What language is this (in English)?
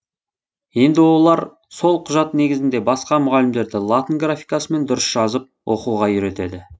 Kazakh